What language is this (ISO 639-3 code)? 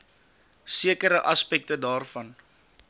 afr